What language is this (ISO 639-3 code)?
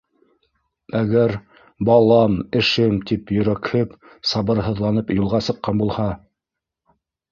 bak